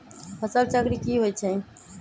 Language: Magahi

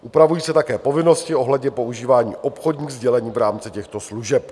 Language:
Czech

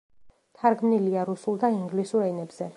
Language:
Georgian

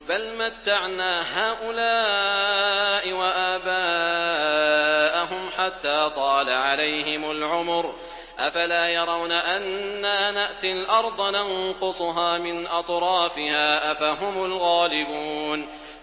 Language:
Arabic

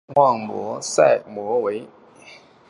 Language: Chinese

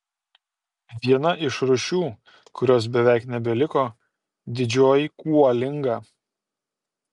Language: Lithuanian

